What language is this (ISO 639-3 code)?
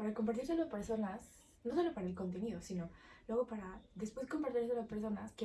spa